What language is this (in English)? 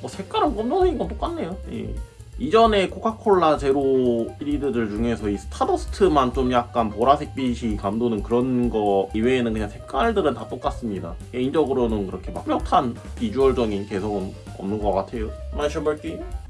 Korean